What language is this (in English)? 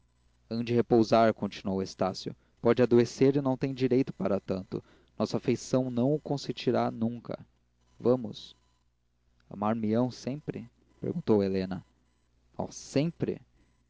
Portuguese